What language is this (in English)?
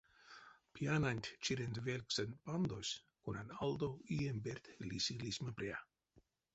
Erzya